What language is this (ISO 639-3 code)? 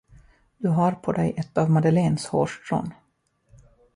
swe